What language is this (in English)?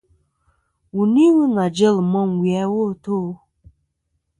Kom